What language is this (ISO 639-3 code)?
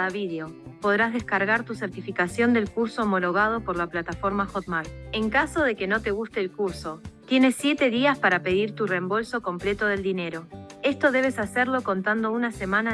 spa